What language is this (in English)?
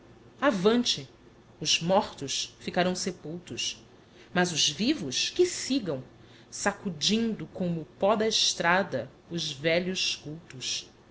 Portuguese